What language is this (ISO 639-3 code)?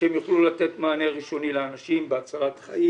heb